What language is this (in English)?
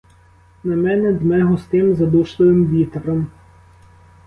Ukrainian